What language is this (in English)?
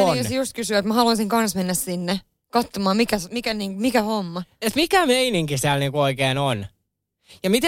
Finnish